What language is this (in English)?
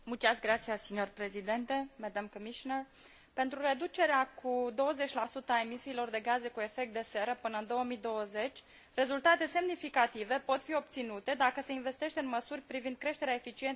Romanian